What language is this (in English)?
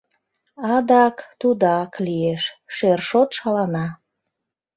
Mari